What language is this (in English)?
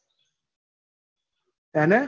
Gujarati